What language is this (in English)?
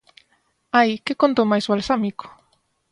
Galician